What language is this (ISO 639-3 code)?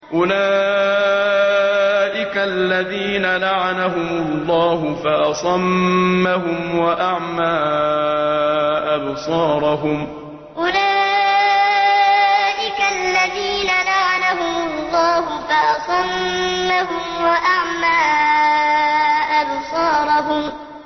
ara